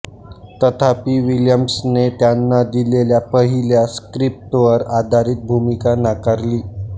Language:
Marathi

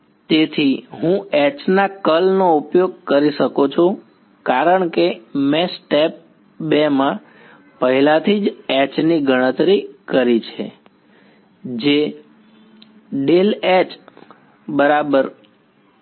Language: Gujarati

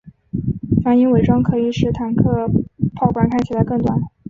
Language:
Chinese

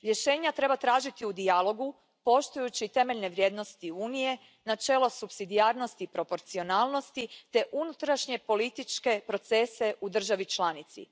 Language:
Croatian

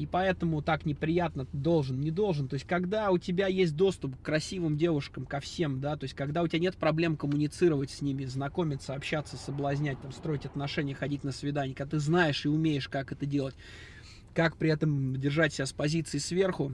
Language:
Russian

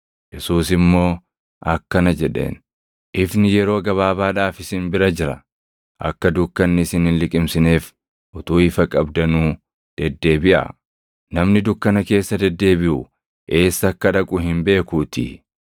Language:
Oromo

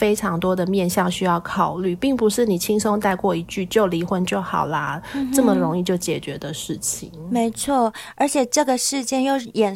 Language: Chinese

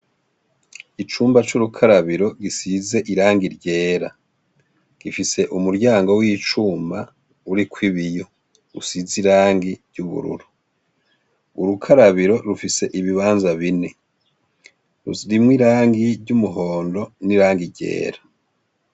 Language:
Rundi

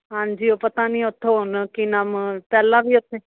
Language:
Punjabi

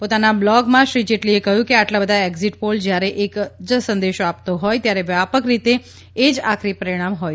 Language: Gujarati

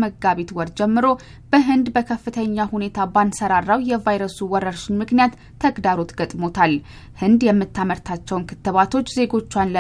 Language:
Amharic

